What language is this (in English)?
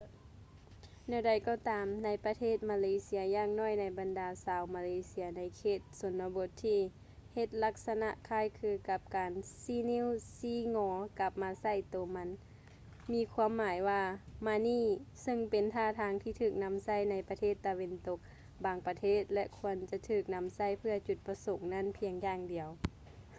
Lao